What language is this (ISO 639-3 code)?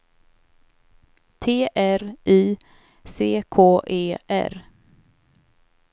swe